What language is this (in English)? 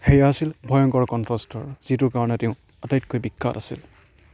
Assamese